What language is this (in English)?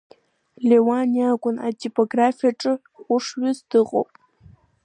Abkhazian